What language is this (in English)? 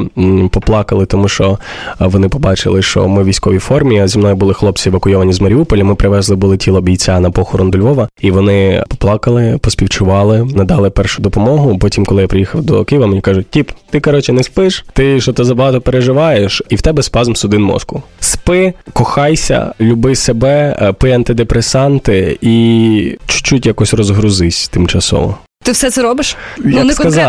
Ukrainian